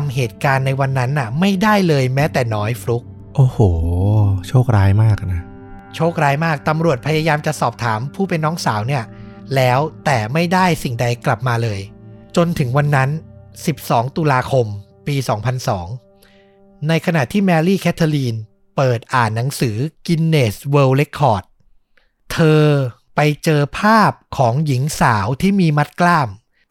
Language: Thai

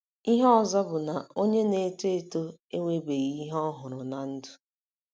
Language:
Igbo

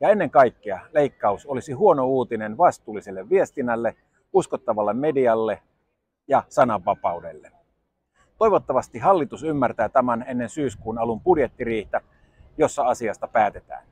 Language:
Finnish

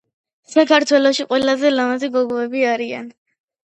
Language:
Georgian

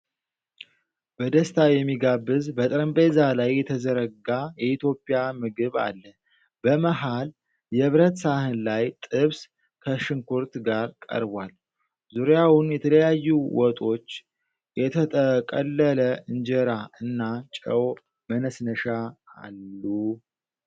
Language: Amharic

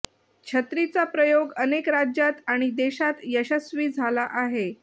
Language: Marathi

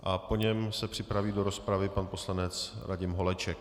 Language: Czech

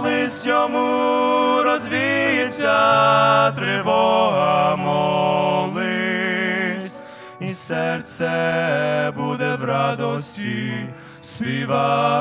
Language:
Ukrainian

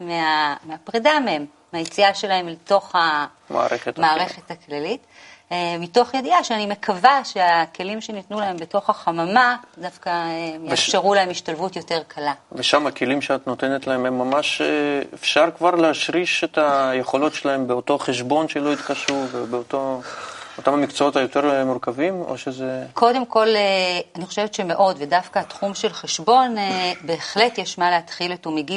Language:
Hebrew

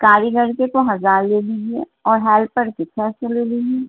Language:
Urdu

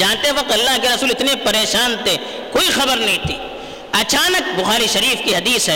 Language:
Urdu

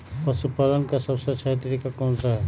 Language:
Magahi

